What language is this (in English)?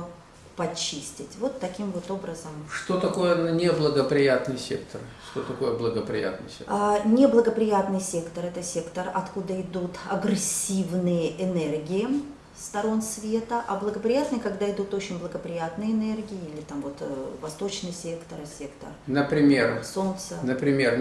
Russian